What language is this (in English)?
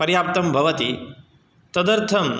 Sanskrit